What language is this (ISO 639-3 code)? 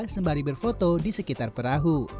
ind